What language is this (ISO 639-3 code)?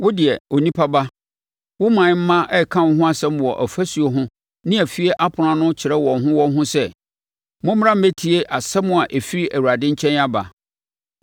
aka